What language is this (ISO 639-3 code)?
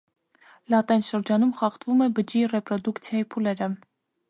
hye